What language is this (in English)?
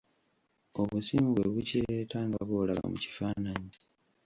Ganda